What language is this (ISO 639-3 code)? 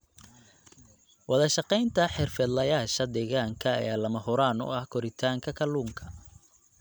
som